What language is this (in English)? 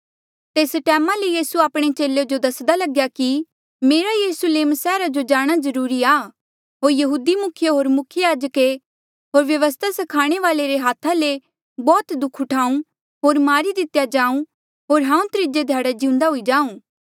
Mandeali